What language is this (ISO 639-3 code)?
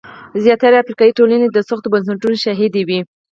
pus